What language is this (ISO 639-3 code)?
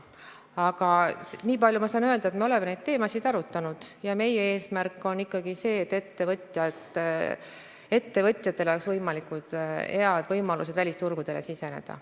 est